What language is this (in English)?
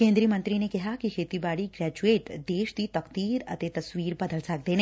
Punjabi